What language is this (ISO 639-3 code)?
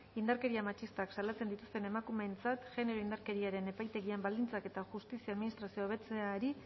eus